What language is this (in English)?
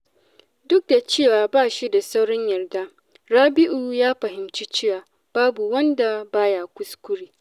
Hausa